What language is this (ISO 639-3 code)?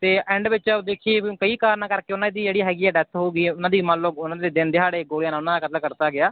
pan